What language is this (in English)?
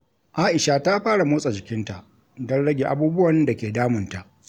Hausa